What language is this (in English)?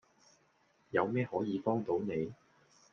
Cantonese